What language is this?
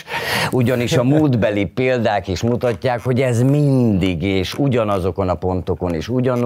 Hungarian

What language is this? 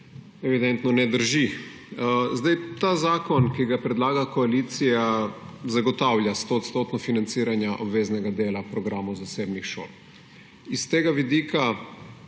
Slovenian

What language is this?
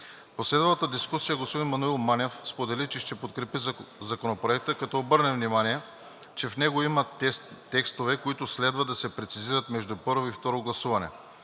Bulgarian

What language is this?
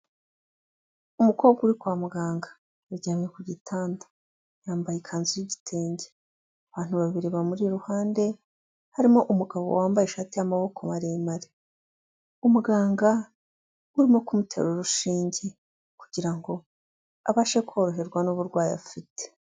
Kinyarwanda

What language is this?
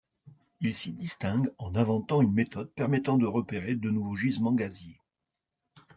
French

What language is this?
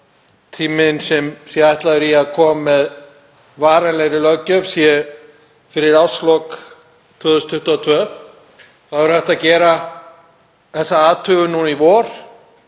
Icelandic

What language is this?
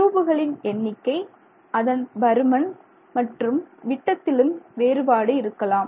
Tamil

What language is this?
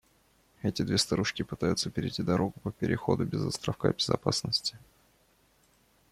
Russian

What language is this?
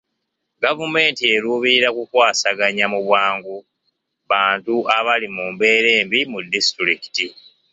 Ganda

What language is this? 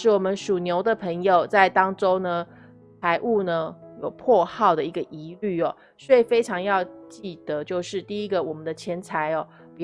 Chinese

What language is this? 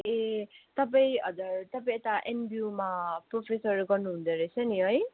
Nepali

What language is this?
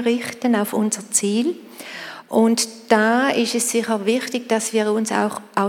German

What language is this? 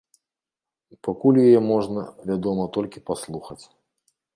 Belarusian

